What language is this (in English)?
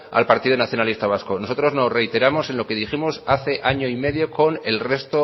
Spanish